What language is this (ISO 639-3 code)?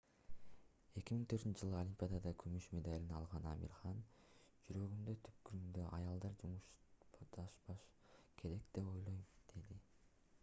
kir